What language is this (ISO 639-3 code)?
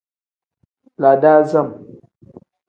kdh